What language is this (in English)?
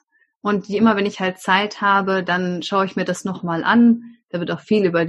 German